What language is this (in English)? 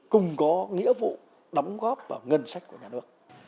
Vietnamese